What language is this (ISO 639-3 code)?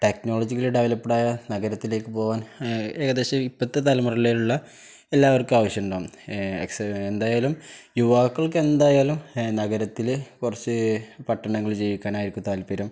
mal